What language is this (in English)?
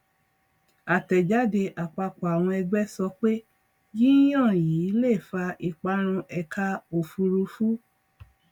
Yoruba